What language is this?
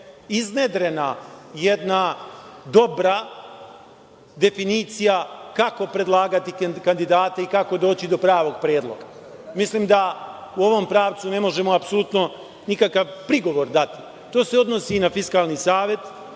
Serbian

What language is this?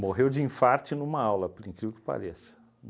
Portuguese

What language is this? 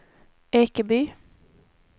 Swedish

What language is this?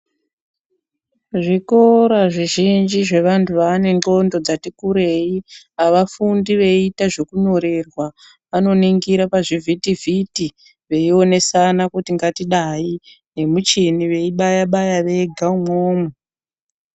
Ndau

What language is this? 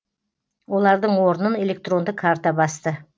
Kazakh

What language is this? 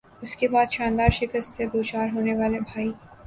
Urdu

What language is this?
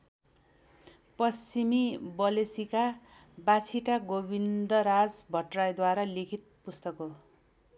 Nepali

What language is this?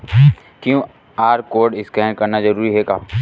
Chhattisgarhi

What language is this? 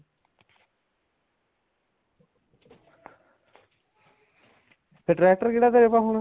Punjabi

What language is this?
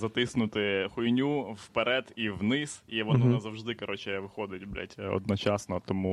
Ukrainian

